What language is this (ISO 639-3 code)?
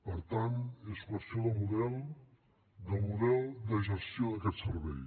cat